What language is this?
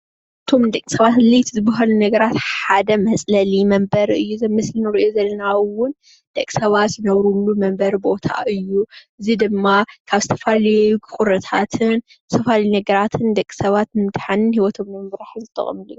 Tigrinya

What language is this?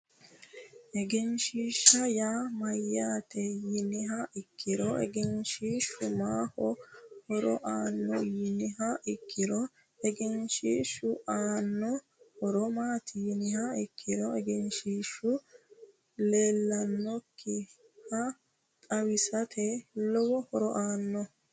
Sidamo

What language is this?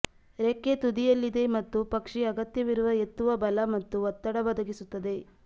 Kannada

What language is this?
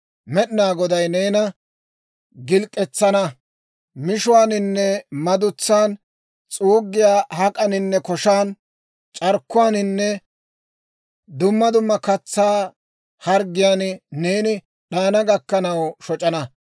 Dawro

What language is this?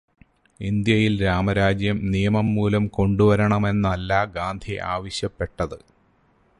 Malayalam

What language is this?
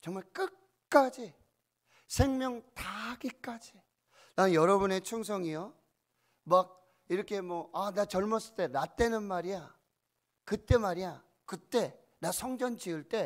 Korean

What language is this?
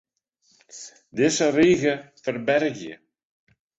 Western Frisian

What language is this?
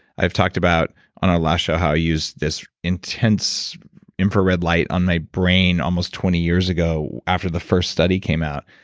English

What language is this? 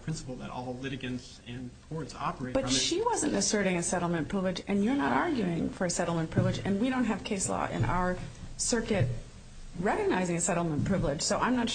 English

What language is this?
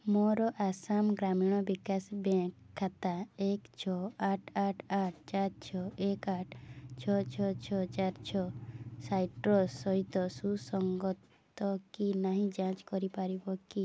Odia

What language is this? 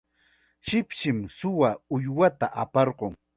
Chiquián Ancash Quechua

